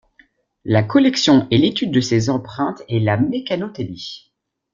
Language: French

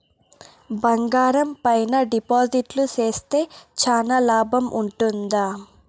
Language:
Telugu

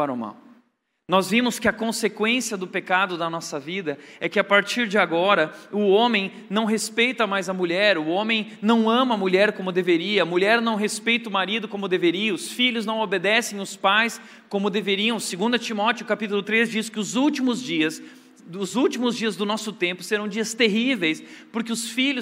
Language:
Portuguese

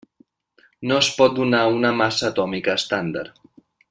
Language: Catalan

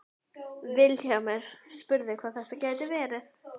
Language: Icelandic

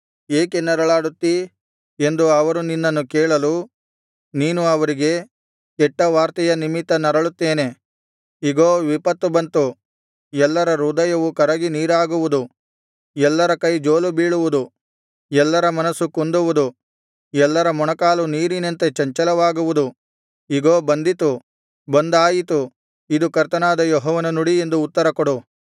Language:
Kannada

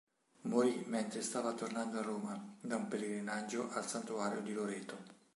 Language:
Italian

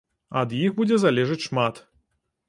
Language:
Belarusian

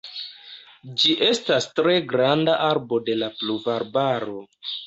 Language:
Esperanto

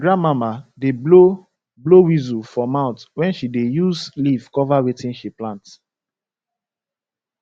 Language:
Nigerian Pidgin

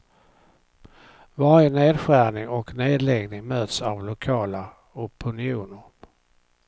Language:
Swedish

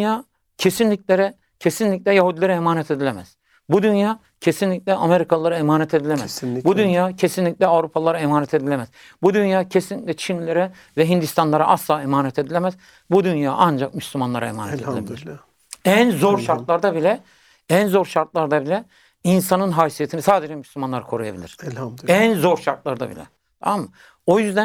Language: Turkish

